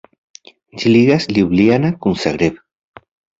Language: Esperanto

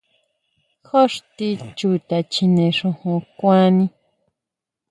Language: Huautla Mazatec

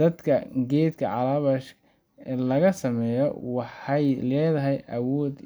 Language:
Somali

